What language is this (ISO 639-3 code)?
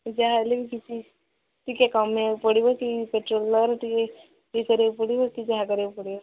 ori